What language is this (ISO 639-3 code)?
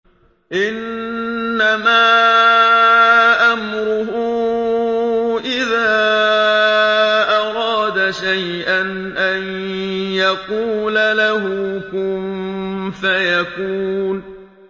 ara